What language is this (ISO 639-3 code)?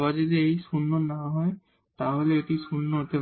ben